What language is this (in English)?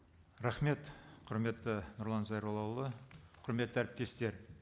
Kazakh